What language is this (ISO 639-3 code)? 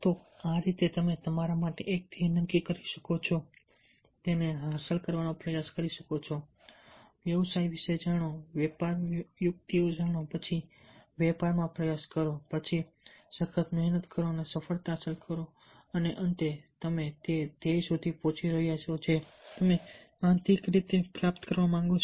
guj